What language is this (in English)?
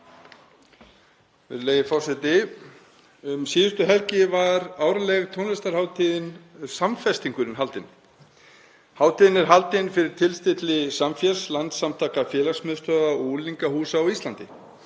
Icelandic